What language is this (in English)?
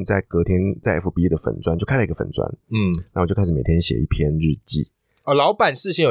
Chinese